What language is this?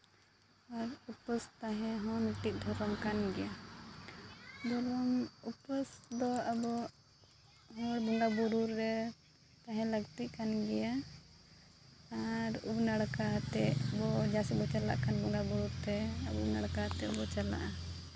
Santali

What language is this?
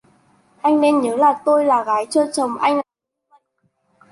Vietnamese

